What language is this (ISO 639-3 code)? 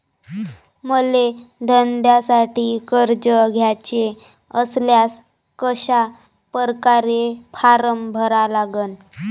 mar